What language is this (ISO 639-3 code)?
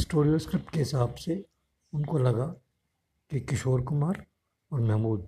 hin